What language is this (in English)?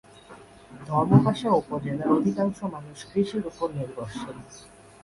Bangla